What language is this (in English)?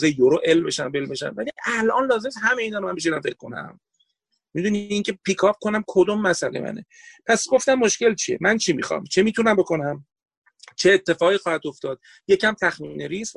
Persian